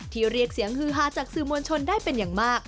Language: Thai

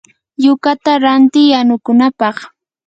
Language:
Yanahuanca Pasco Quechua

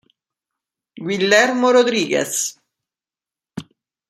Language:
Italian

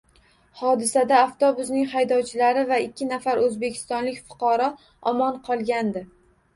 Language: Uzbek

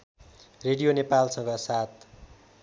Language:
Nepali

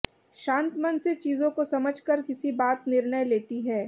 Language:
Hindi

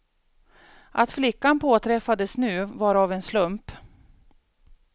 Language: Swedish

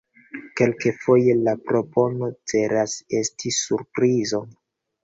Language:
Esperanto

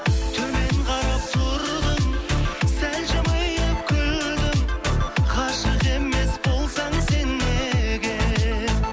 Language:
Kazakh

